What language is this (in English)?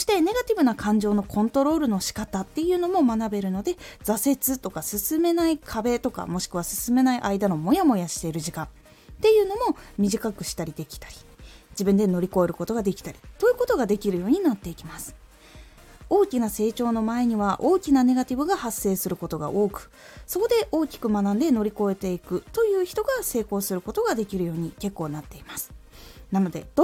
Japanese